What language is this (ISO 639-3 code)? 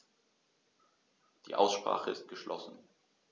deu